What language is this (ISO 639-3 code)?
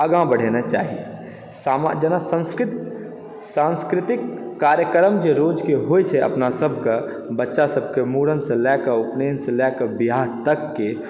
mai